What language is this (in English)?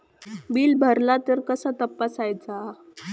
Marathi